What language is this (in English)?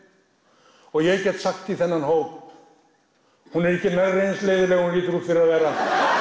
Icelandic